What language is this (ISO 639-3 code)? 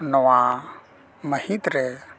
sat